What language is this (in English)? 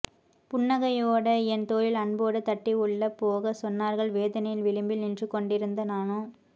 Tamil